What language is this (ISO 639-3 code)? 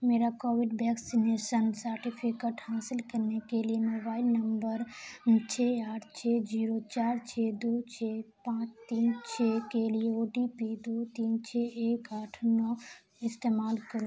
urd